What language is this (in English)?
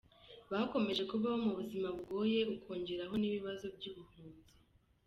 Kinyarwanda